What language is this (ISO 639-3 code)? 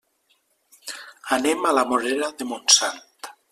cat